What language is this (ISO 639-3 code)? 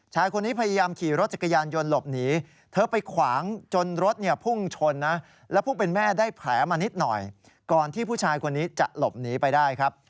tha